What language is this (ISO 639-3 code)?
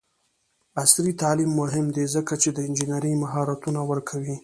pus